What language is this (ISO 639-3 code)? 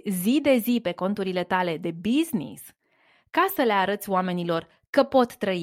ron